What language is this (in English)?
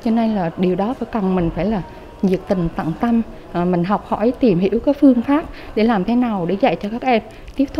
Vietnamese